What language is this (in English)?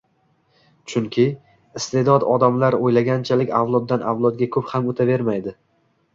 Uzbek